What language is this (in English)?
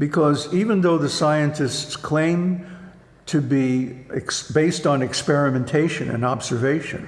English